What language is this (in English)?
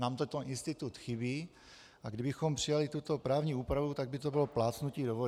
Czech